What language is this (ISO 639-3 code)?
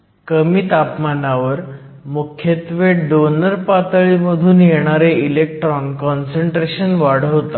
mar